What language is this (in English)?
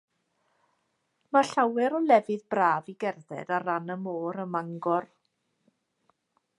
Welsh